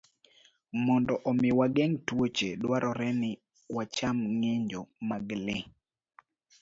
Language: Luo (Kenya and Tanzania)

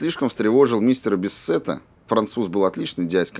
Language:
Russian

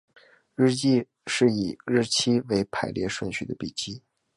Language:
Chinese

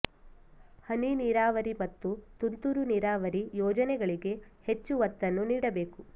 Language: Kannada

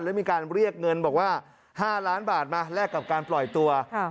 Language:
Thai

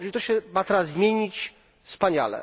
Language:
Polish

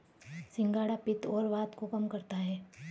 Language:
Hindi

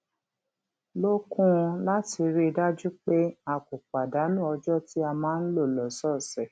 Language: Yoruba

